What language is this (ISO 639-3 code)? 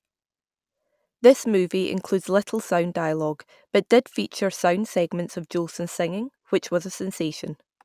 eng